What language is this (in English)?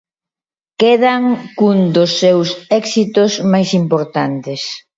Galician